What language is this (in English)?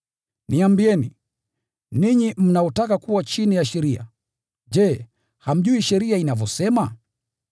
Swahili